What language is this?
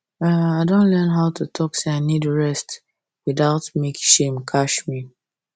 Nigerian Pidgin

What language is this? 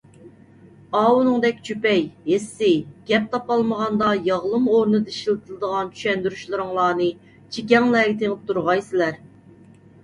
Uyghur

